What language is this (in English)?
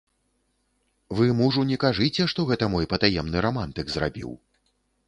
Belarusian